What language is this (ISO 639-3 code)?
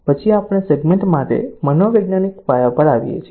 guj